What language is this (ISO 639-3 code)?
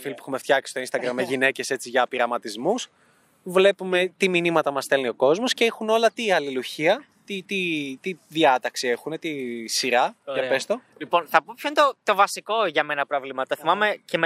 ell